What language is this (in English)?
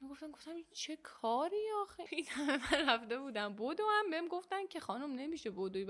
Persian